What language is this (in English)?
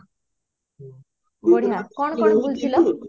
Odia